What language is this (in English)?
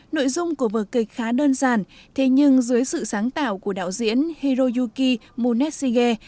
Vietnamese